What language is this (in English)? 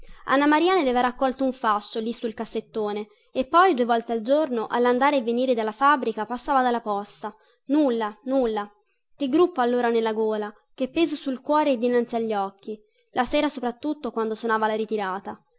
Italian